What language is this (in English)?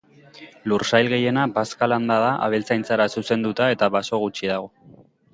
Basque